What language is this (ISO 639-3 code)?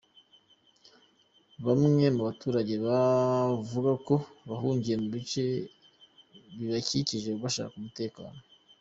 kin